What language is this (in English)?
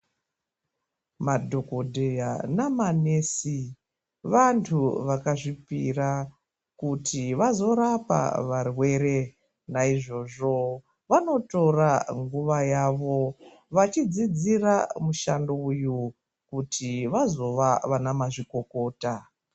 Ndau